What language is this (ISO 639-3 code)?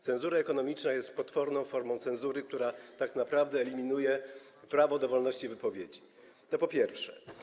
pol